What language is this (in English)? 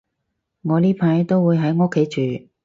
Cantonese